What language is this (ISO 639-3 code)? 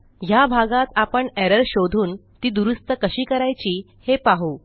mar